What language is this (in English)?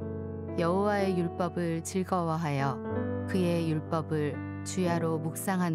Korean